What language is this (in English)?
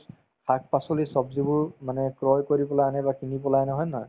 Assamese